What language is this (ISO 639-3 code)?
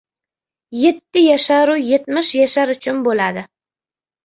uzb